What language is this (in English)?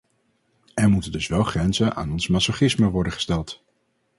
Dutch